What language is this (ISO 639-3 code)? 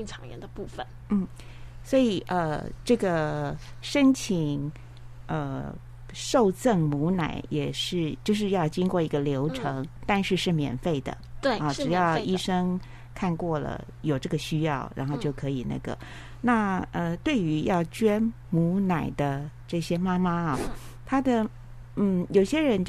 zho